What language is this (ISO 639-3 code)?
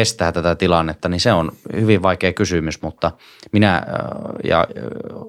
fin